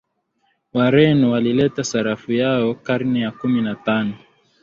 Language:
Swahili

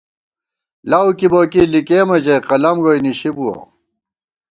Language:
Gawar-Bati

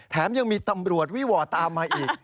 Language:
Thai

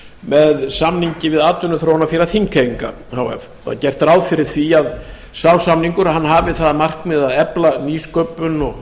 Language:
Icelandic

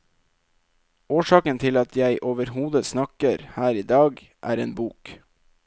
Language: Norwegian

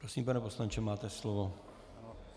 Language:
Czech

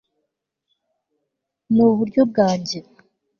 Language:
Kinyarwanda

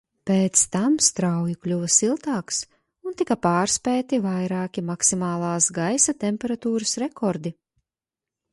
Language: Latvian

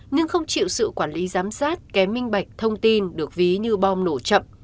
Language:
Vietnamese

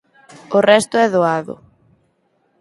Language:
Galician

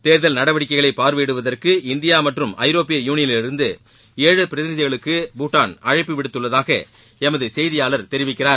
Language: Tamil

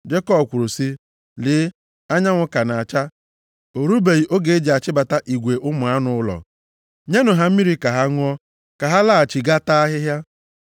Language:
Igbo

